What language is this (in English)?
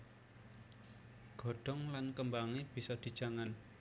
Javanese